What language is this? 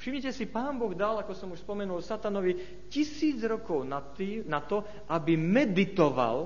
Slovak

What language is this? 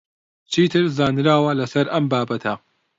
Central Kurdish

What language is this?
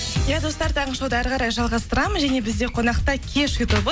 Kazakh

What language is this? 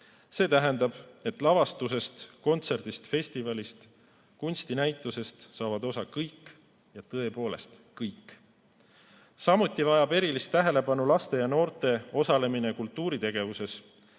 Estonian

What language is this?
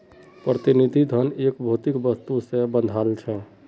Magahi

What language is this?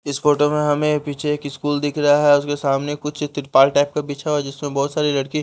Hindi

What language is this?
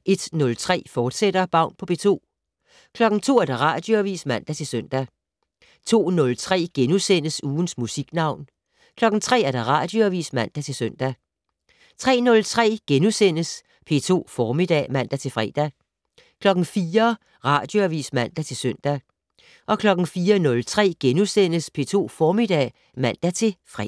Danish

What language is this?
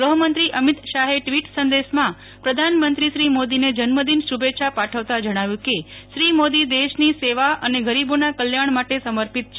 Gujarati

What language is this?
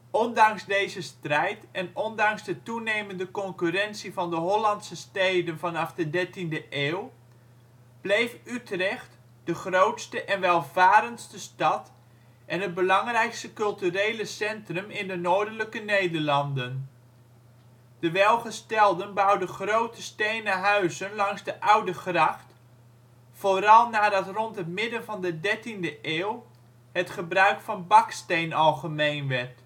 Dutch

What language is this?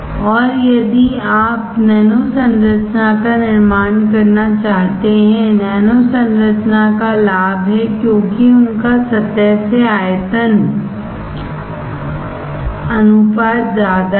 Hindi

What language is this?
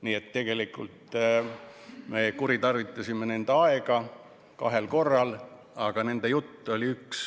Estonian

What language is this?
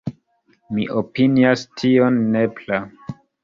Esperanto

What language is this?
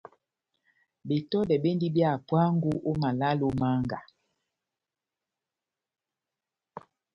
Batanga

